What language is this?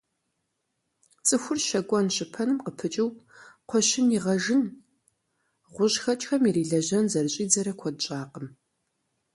Kabardian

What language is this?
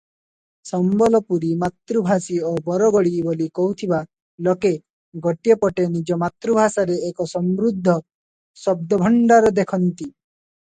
Odia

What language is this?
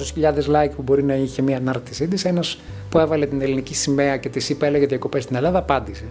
Greek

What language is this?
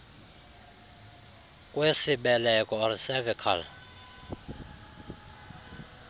Xhosa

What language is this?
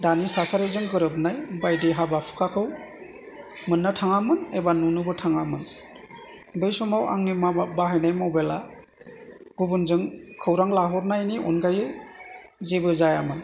Bodo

